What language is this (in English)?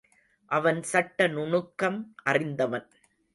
Tamil